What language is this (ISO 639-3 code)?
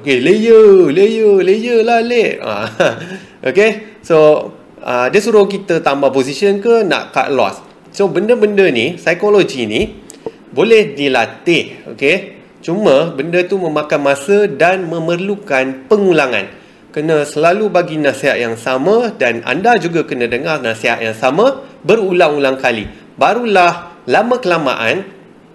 msa